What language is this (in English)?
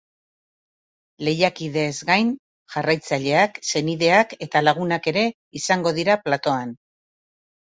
Basque